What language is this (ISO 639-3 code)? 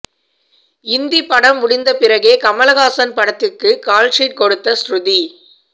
tam